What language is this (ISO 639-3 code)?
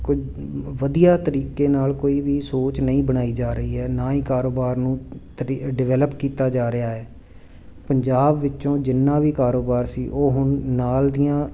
pan